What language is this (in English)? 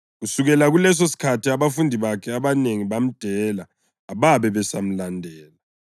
North Ndebele